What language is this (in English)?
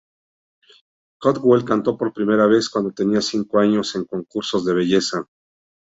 Spanish